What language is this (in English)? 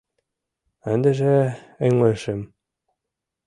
Mari